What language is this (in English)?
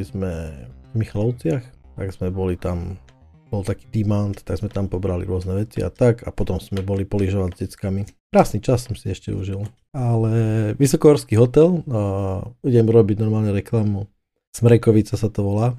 Slovak